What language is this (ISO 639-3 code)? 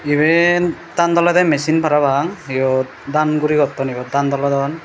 ccp